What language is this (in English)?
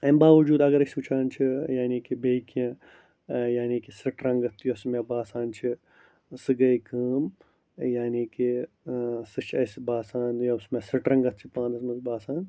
Kashmiri